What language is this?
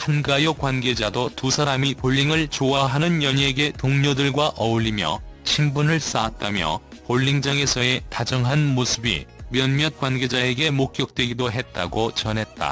Korean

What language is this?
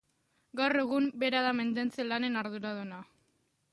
Basque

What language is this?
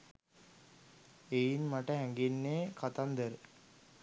Sinhala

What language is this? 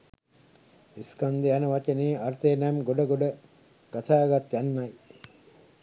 Sinhala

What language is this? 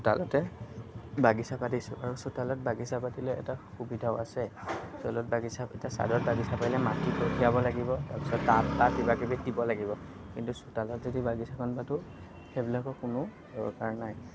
Assamese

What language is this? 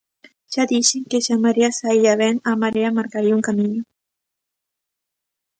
Galician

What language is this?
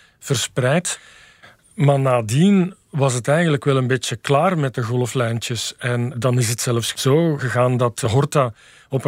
Dutch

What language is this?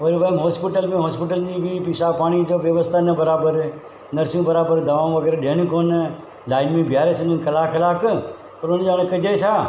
Sindhi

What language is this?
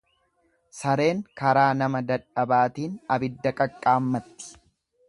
Oromo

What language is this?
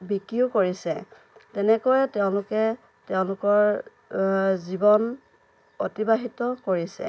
Assamese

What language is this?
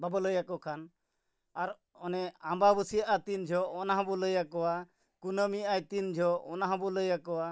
Santali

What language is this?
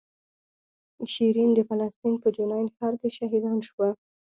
Pashto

